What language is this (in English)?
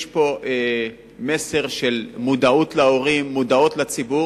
Hebrew